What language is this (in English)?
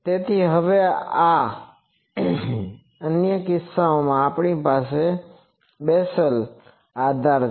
Gujarati